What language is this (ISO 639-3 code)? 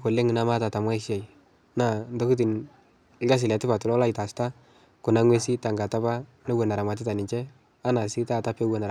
mas